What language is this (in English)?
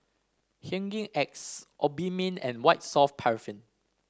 English